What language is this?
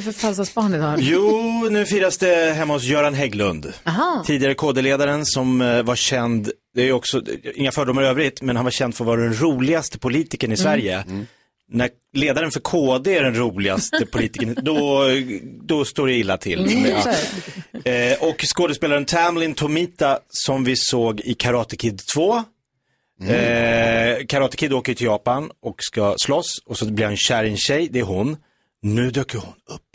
Swedish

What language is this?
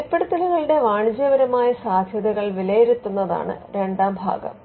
Malayalam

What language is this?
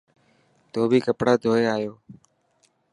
Dhatki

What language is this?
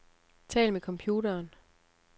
Danish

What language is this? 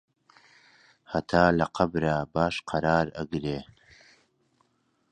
Central Kurdish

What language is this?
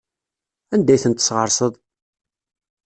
Kabyle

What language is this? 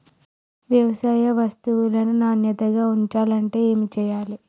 Telugu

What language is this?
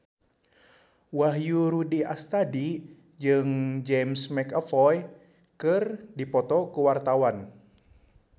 Sundanese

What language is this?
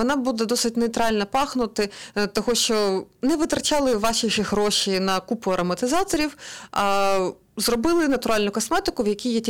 Ukrainian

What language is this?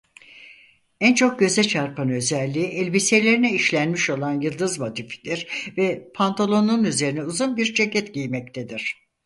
Turkish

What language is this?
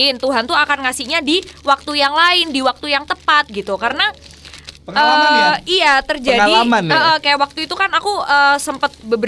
Indonesian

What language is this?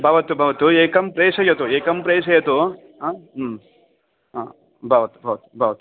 Sanskrit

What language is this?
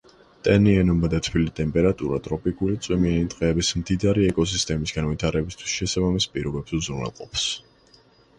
Georgian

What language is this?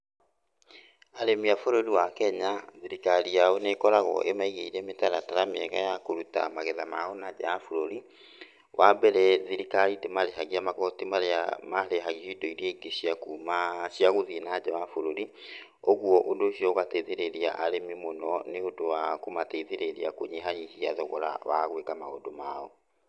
Kikuyu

